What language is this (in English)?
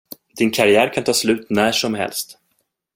Swedish